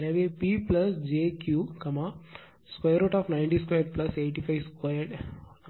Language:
Tamil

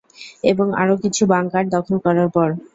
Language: Bangla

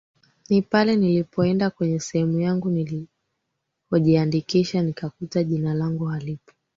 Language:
Swahili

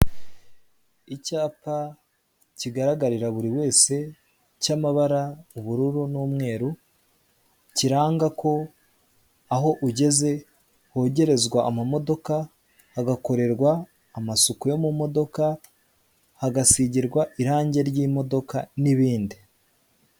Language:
Kinyarwanda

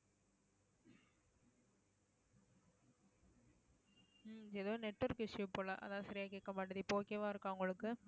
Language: Tamil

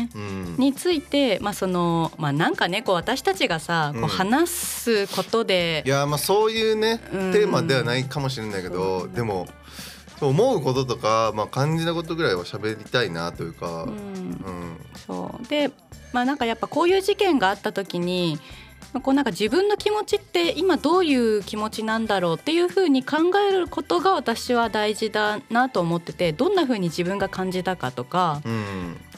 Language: Japanese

